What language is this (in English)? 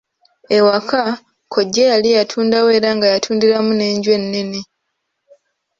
Ganda